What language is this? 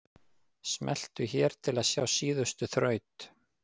Icelandic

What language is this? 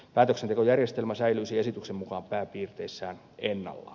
Finnish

